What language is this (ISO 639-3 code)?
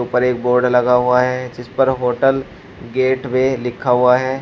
hin